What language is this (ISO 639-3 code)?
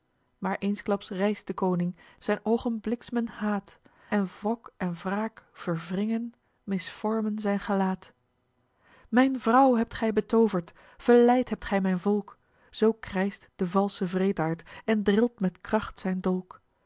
nld